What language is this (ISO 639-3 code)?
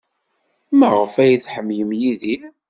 kab